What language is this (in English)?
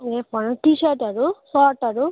Nepali